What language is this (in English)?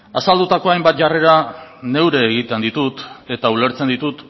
Basque